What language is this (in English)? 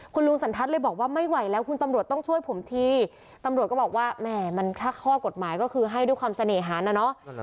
Thai